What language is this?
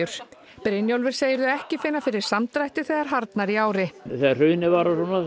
Icelandic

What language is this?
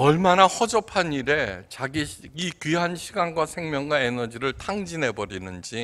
Korean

